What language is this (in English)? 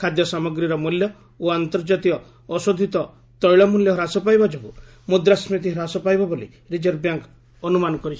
Odia